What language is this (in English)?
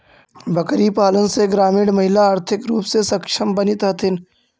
Magahi